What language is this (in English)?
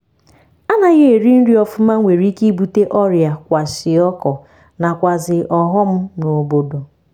Igbo